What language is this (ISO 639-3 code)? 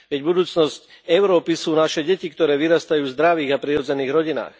slk